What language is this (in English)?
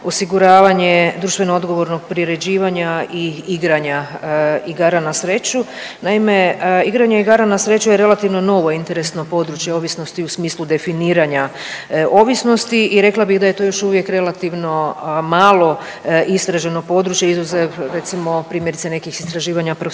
Croatian